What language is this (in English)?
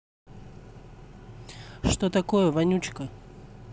Russian